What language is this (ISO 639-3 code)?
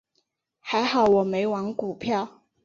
zho